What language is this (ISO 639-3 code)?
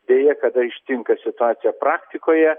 lit